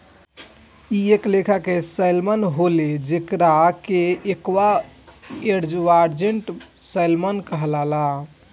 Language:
Bhojpuri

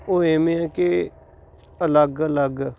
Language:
Punjabi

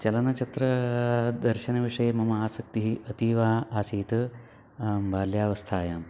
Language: Sanskrit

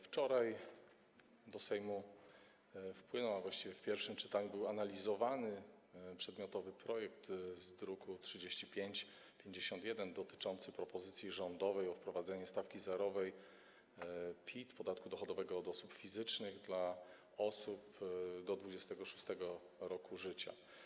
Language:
Polish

